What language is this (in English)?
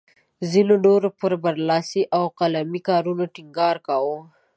Pashto